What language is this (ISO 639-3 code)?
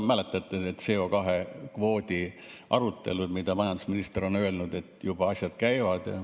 est